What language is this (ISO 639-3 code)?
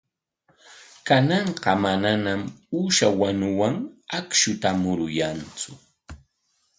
qwa